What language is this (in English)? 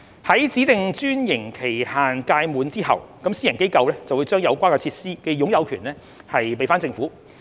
Cantonese